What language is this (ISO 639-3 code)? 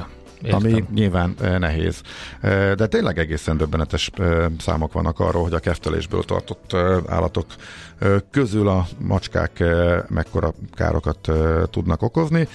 hun